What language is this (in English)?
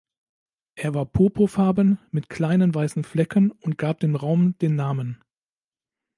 German